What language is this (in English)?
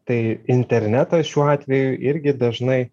Lithuanian